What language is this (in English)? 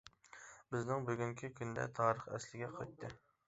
Uyghur